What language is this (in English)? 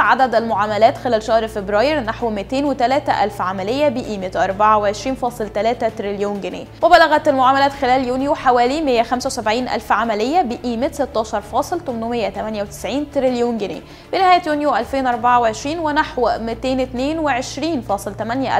Arabic